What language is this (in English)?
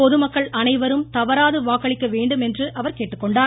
Tamil